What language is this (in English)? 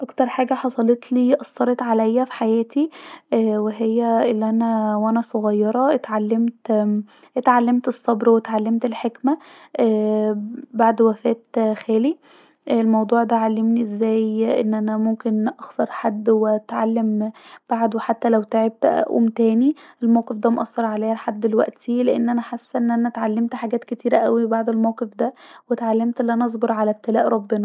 Egyptian Arabic